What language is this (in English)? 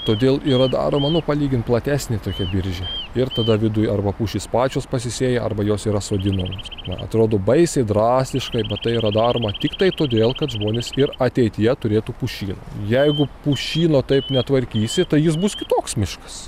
Lithuanian